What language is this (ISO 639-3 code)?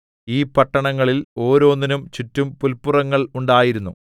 mal